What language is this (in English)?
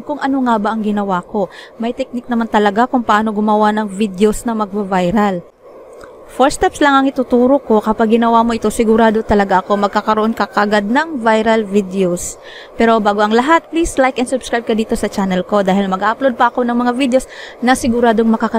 Filipino